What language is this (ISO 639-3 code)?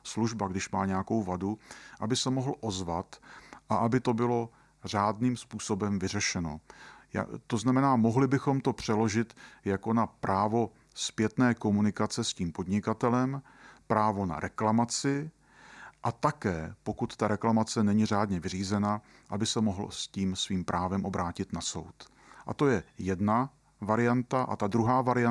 ces